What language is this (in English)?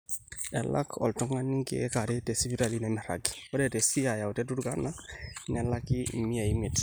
Masai